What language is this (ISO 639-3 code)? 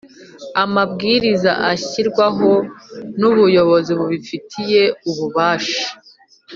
kin